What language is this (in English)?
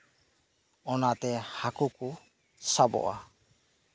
Santali